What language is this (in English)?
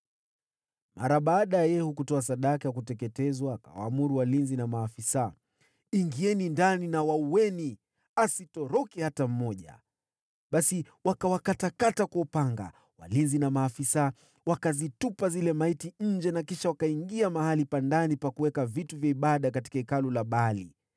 Swahili